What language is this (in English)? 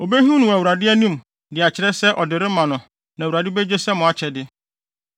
Akan